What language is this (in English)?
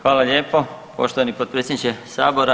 Croatian